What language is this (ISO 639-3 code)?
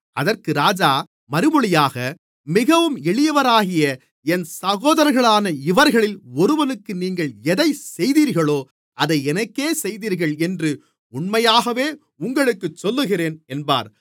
tam